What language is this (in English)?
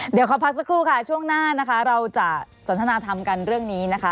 Thai